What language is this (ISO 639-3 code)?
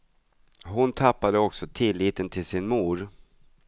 swe